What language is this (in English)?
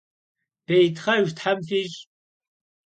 Kabardian